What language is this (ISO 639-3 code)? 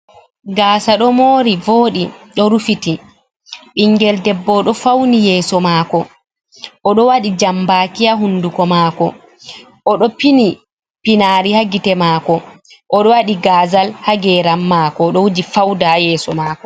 ful